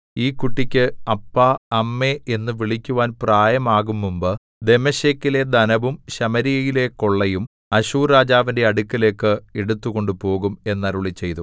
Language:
Malayalam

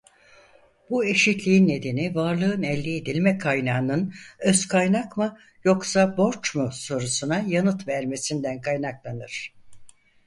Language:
Turkish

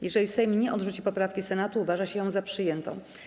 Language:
Polish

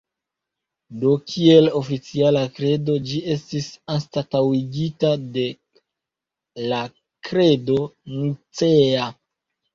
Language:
Esperanto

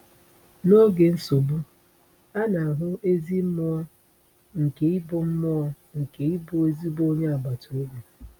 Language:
Igbo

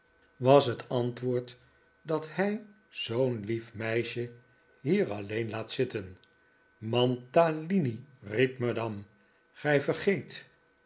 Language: Dutch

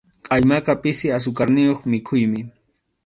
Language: Arequipa-La Unión Quechua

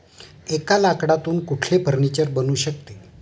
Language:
Marathi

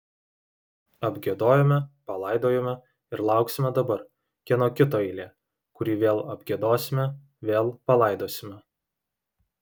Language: Lithuanian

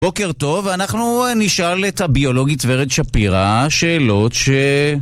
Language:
Hebrew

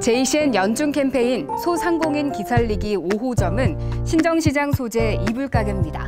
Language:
Korean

